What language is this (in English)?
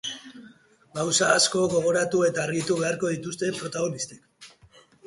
Basque